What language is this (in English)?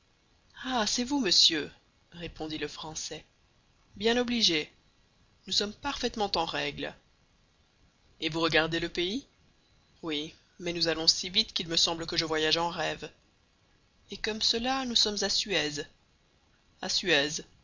French